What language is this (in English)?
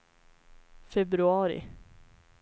Swedish